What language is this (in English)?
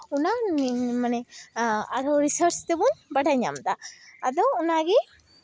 Santali